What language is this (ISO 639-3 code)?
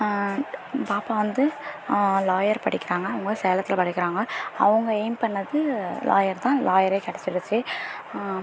tam